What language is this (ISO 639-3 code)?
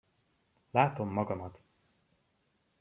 hun